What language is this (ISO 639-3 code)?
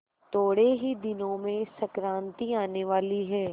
hin